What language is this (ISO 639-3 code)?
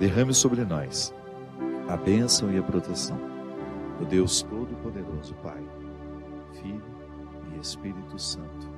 por